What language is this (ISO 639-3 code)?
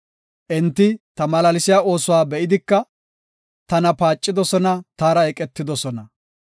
gof